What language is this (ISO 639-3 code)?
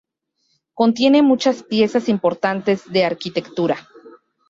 spa